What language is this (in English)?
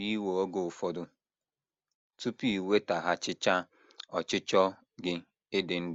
Igbo